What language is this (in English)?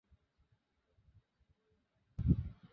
Bangla